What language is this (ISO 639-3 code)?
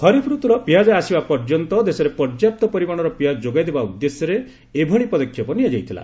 ori